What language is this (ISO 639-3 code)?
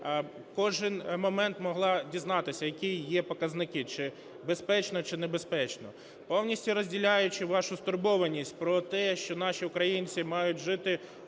ukr